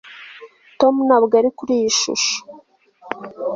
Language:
Kinyarwanda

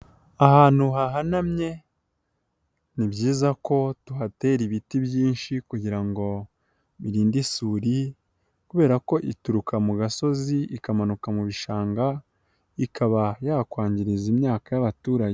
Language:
Kinyarwanda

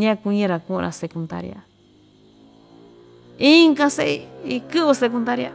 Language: Ixtayutla Mixtec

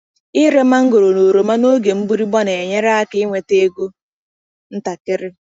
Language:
Igbo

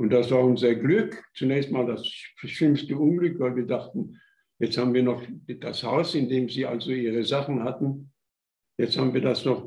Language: German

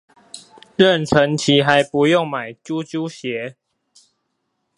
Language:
Chinese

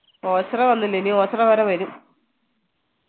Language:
Malayalam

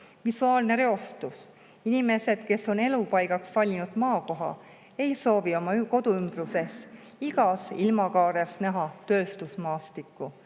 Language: Estonian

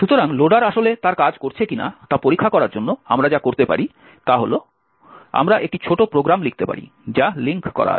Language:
Bangla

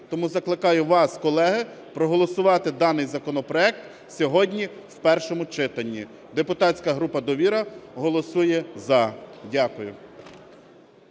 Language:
Ukrainian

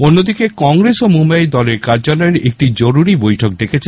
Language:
Bangla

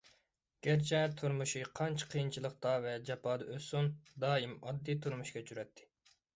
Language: Uyghur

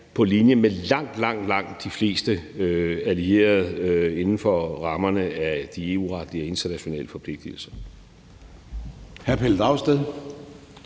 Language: Danish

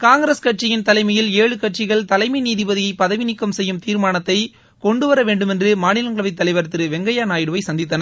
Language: Tamil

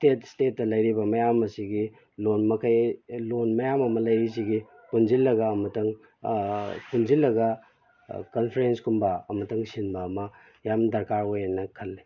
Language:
Manipuri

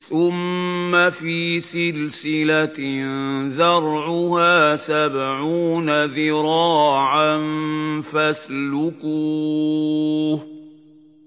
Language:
Arabic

